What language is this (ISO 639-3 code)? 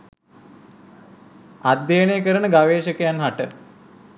sin